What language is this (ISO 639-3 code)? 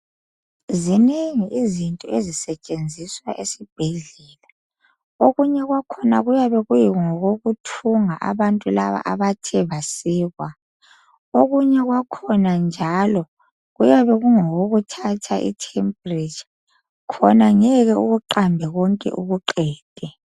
nde